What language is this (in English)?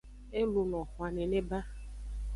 Aja (Benin)